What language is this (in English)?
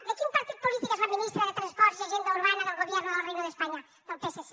Catalan